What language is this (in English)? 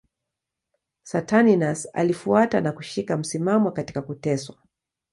Swahili